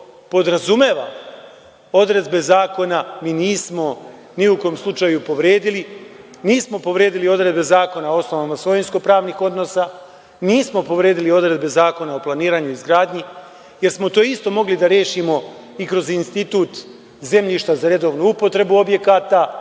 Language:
Serbian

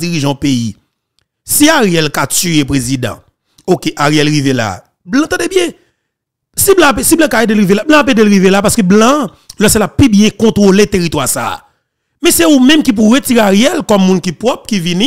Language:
French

